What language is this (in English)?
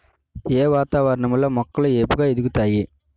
Telugu